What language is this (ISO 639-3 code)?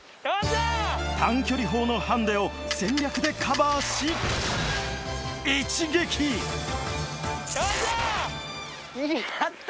jpn